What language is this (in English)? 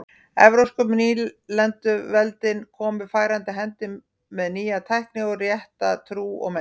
Icelandic